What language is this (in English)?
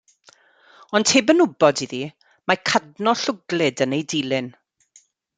Welsh